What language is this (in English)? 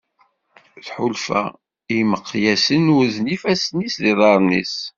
Kabyle